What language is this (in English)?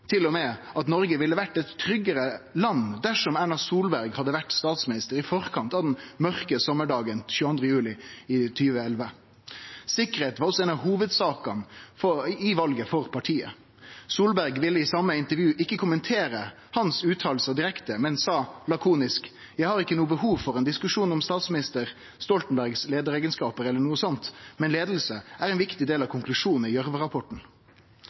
Norwegian Nynorsk